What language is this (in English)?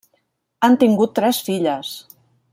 Catalan